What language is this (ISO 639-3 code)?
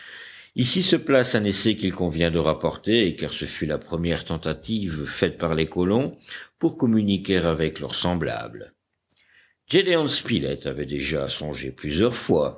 fra